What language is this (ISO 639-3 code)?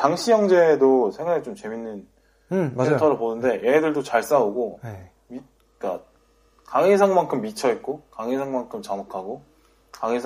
kor